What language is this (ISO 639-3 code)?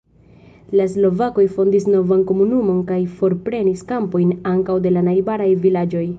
epo